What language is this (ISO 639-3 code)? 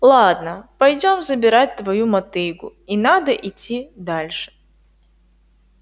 rus